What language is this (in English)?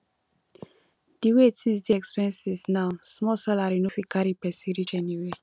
Nigerian Pidgin